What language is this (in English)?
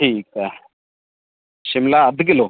Sindhi